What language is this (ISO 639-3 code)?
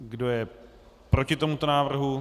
ces